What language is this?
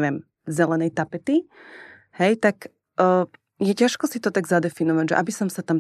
Czech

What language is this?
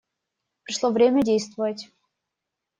Russian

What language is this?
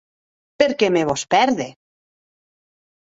Occitan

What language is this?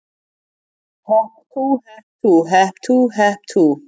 Icelandic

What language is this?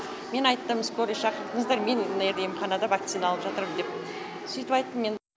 Kazakh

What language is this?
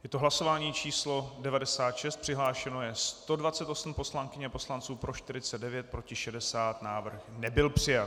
Czech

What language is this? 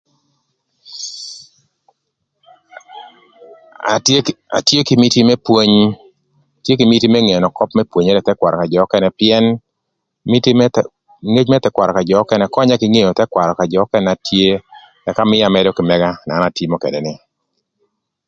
Thur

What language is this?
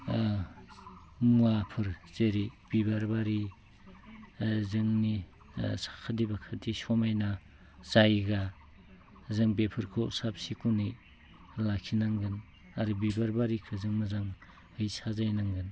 Bodo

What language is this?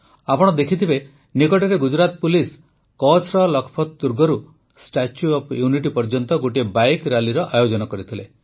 Odia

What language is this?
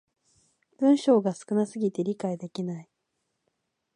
Japanese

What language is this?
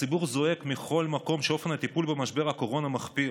Hebrew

